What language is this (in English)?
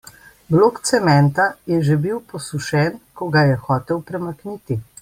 Slovenian